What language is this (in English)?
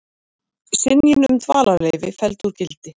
Icelandic